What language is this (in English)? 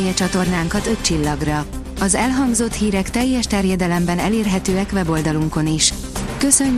Hungarian